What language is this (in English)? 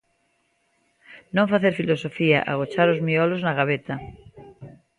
Galician